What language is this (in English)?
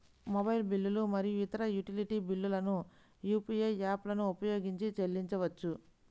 Telugu